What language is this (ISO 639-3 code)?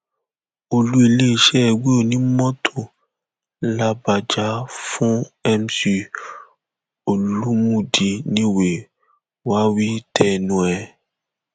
yor